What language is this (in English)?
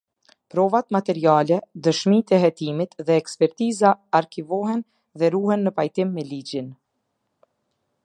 Albanian